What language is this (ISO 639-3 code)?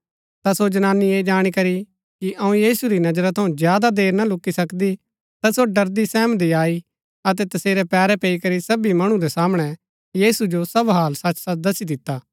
gbk